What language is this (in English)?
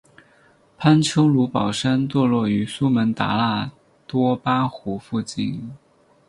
Chinese